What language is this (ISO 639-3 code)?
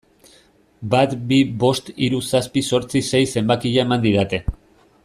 eus